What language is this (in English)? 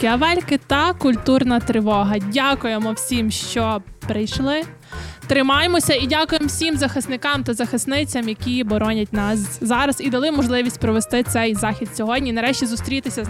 Ukrainian